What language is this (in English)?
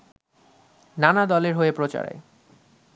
Bangla